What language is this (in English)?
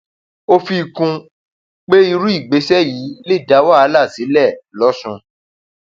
Yoruba